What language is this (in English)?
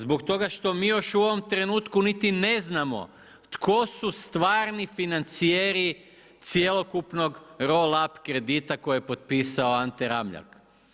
Croatian